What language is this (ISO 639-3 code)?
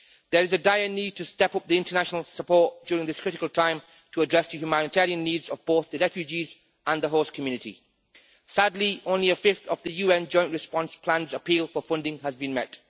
eng